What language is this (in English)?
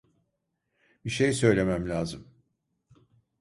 Turkish